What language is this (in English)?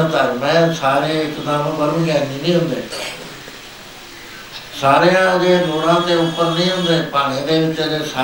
Punjabi